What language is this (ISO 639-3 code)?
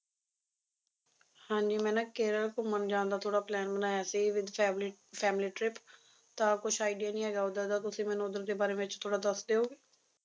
pan